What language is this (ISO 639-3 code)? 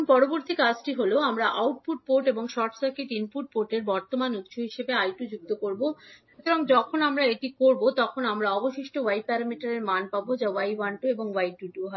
ben